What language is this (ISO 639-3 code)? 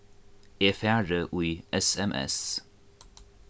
fao